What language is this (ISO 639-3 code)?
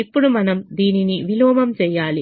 tel